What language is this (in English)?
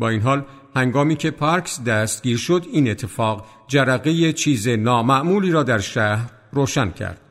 Persian